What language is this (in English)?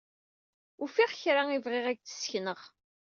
Kabyle